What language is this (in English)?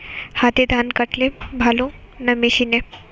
Bangla